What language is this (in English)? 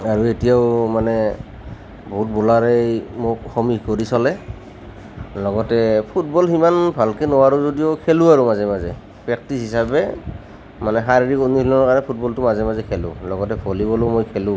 Assamese